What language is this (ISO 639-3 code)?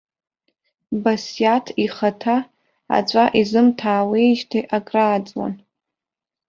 abk